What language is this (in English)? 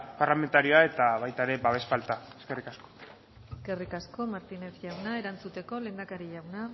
Basque